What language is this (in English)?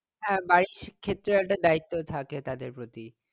Bangla